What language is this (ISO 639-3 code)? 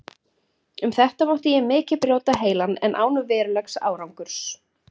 isl